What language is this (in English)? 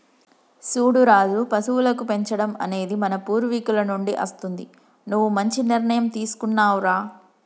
Telugu